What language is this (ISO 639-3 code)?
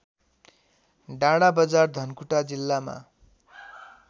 nep